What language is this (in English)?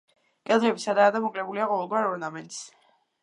Georgian